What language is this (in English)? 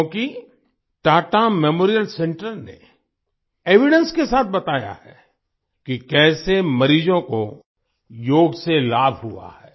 Hindi